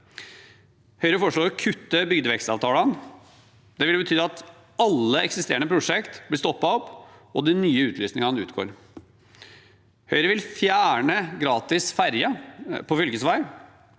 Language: Norwegian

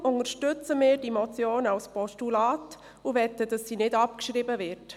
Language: Swiss German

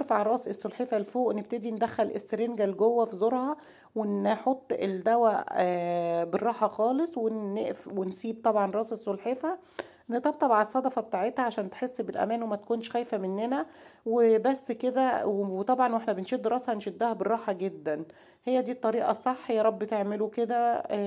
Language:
Arabic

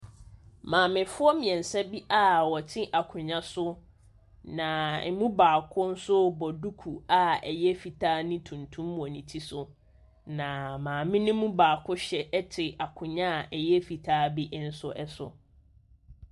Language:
Akan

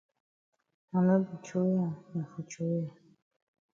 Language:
Cameroon Pidgin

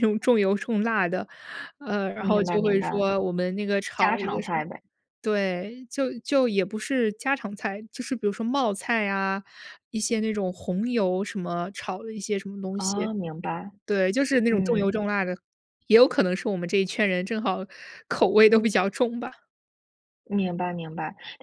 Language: Chinese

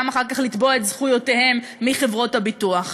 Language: Hebrew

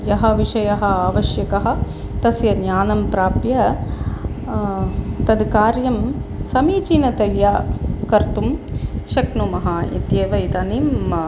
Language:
Sanskrit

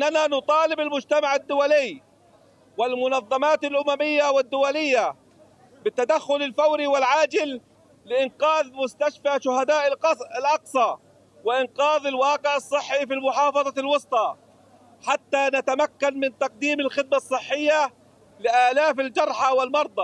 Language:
Arabic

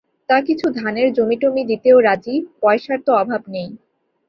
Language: Bangla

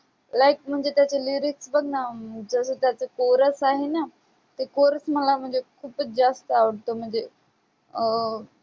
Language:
Marathi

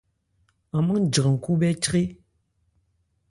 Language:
Ebrié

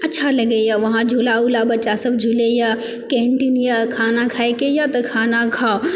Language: Maithili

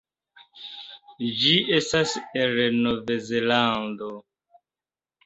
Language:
Esperanto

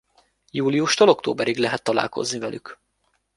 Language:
Hungarian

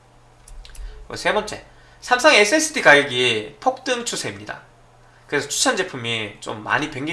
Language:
Korean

